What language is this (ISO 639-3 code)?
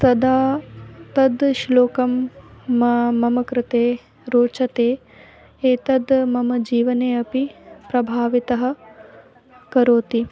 san